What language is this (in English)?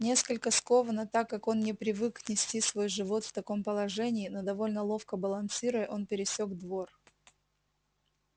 Russian